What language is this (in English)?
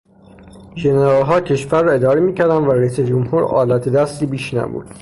Persian